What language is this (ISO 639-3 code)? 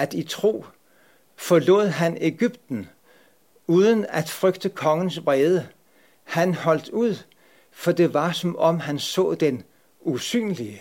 dan